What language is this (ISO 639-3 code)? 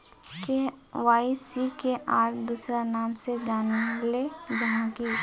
mag